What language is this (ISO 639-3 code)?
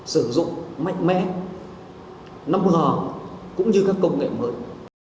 vie